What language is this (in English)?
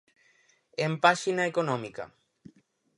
Galician